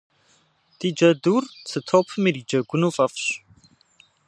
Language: Kabardian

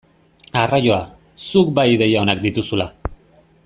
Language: Basque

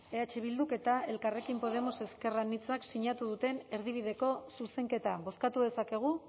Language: Basque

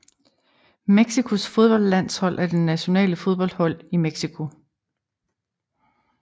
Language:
Danish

